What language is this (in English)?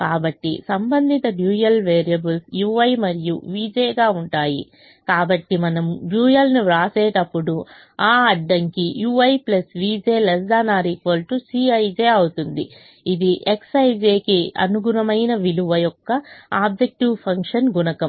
Telugu